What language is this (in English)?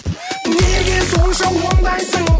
Kazakh